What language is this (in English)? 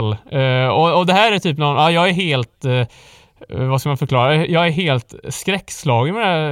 Swedish